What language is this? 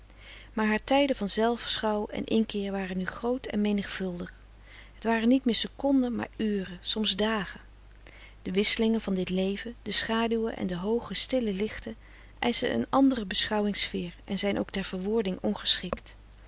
Dutch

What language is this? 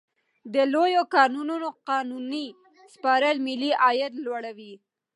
Pashto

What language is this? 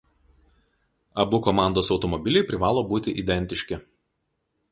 Lithuanian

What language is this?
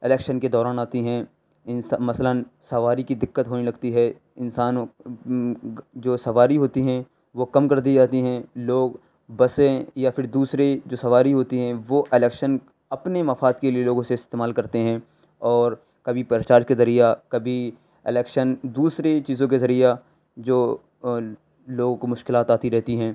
Urdu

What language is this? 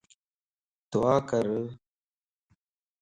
Lasi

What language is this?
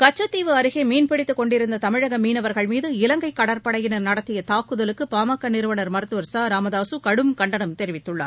Tamil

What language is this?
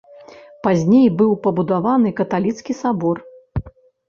Belarusian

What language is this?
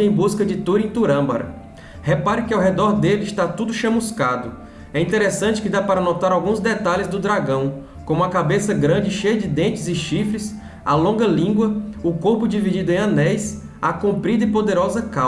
Portuguese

